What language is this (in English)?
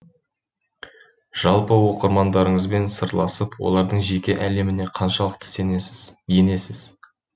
Kazakh